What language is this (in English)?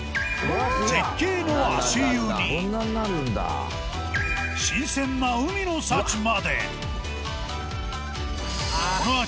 Japanese